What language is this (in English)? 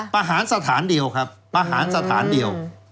Thai